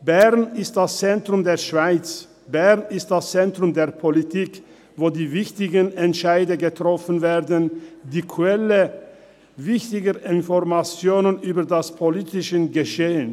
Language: Swiss German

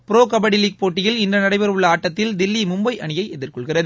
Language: Tamil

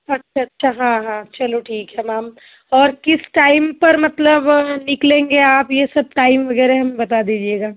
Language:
Hindi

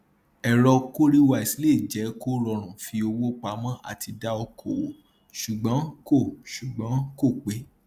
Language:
Yoruba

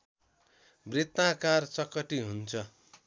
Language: Nepali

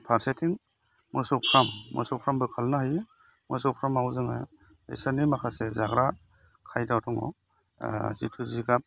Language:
Bodo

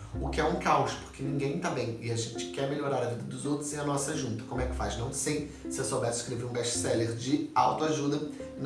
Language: Portuguese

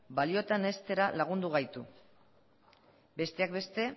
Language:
Basque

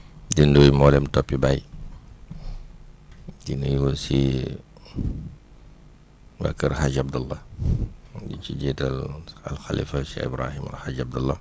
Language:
Wolof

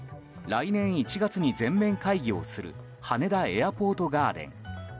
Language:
Japanese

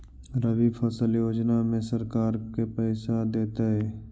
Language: Magahi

